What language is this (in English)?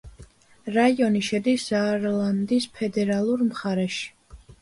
Georgian